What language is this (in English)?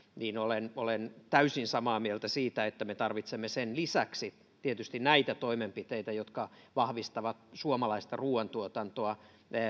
Finnish